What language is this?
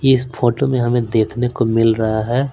Hindi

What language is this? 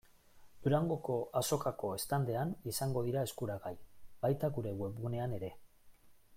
Basque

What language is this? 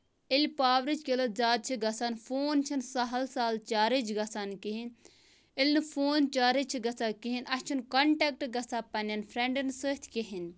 Kashmiri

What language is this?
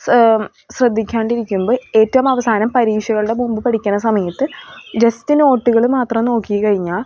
Malayalam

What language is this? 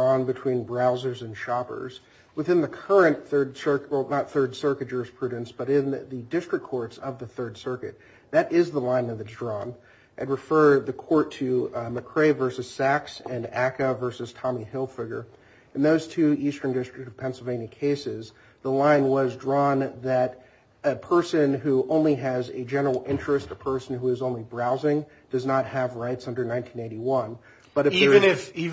English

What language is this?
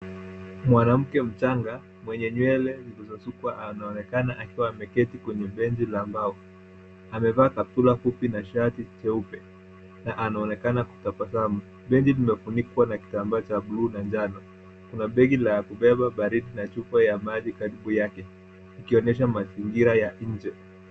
Swahili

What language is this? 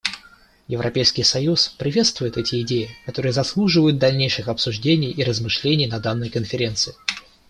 Russian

